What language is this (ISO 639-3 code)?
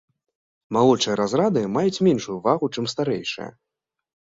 bel